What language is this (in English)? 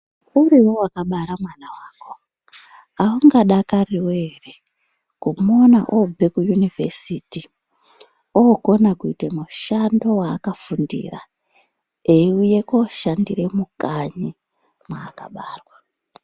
Ndau